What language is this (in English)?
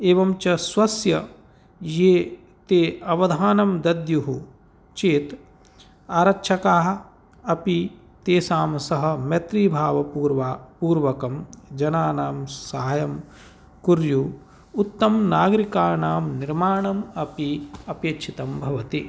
Sanskrit